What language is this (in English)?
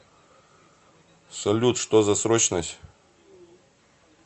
Russian